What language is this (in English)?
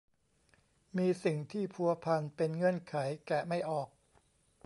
Thai